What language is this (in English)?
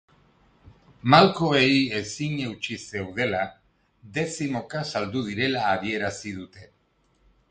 Basque